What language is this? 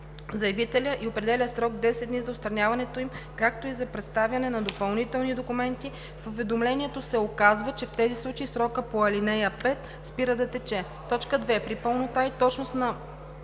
Bulgarian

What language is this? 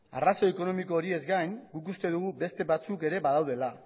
Basque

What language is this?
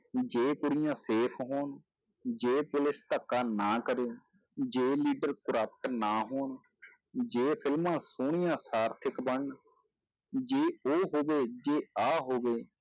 Punjabi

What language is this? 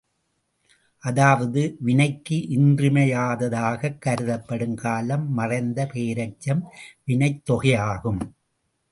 Tamil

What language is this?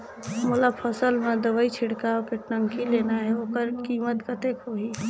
Chhattisgarhi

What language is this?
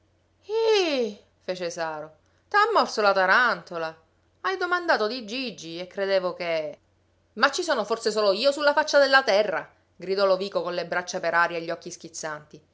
Italian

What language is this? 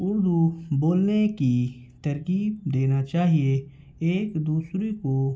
Urdu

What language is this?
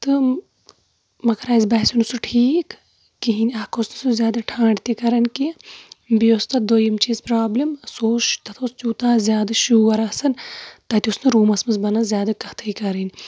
Kashmiri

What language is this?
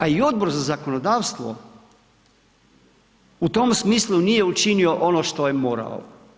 Croatian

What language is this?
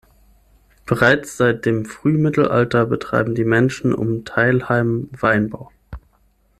German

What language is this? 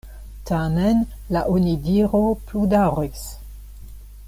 Esperanto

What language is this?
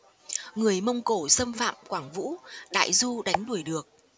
Vietnamese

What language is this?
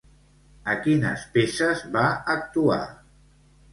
Catalan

